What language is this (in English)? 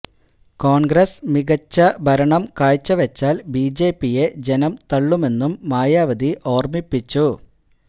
Malayalam